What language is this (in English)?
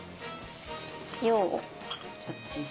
Japanese